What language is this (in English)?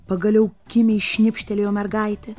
Lithuanian